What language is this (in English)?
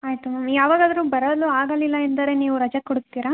Kannada